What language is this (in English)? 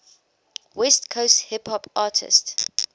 English